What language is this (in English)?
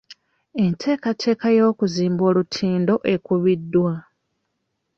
Ganda